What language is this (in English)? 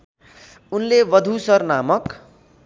Nepali